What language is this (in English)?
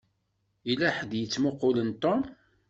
Kabyle